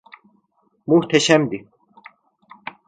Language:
Turkish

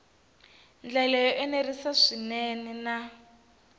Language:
Tsonga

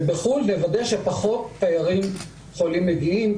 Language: Hebrew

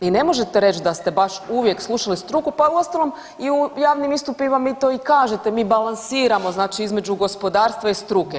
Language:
Croatian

